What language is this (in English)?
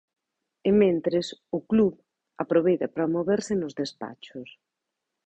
Galician